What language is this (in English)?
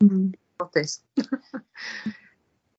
Welsh